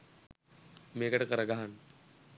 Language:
Sinhala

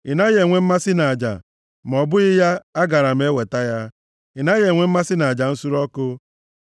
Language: Igbo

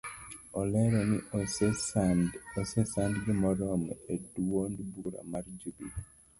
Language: Luo (Kenya and Tanzania)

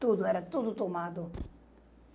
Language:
Portuguese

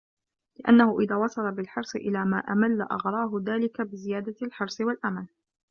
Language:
Arabic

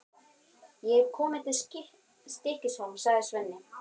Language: Icelandic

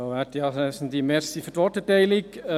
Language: Swiss German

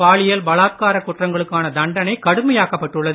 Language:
Tamil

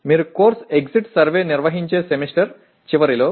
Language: Telugu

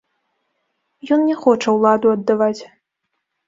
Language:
Belarusian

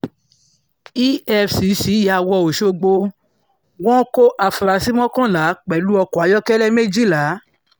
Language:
Yoruba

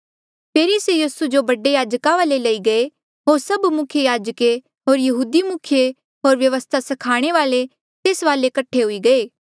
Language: Mandeali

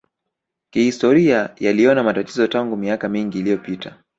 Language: Swahili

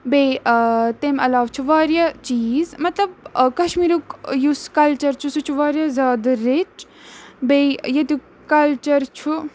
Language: Kashmiri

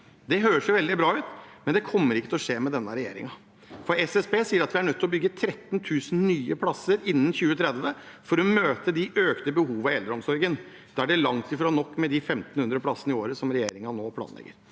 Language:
Norwegian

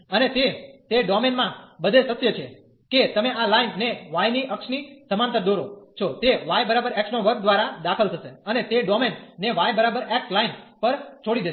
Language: Gujarati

